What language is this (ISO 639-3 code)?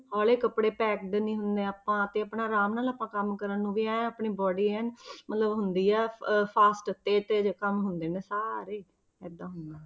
pan